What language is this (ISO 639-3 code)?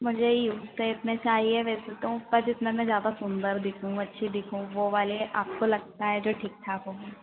hin